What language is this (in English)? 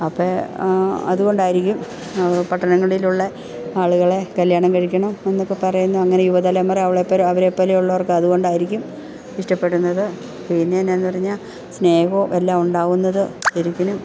Malayalam